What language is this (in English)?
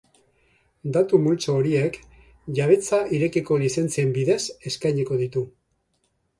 Basque